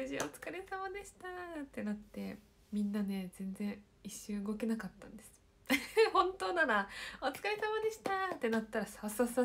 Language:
Japanese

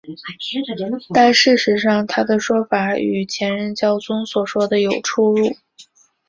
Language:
Chinese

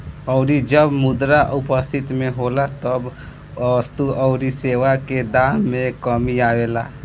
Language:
Bhojpuri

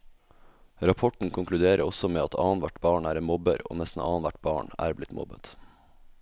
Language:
Norwegian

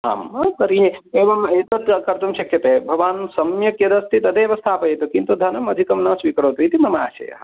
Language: Sanskrit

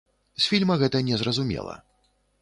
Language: Belarusian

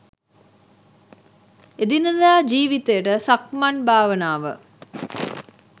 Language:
Sinhala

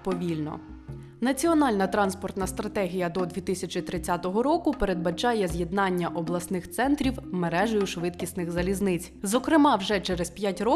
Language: Ukrainian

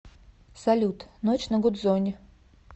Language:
Russian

